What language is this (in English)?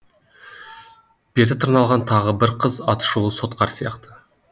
Kazakh